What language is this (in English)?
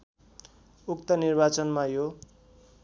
Nepali